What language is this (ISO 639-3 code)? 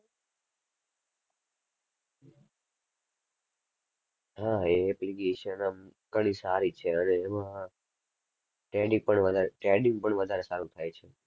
guj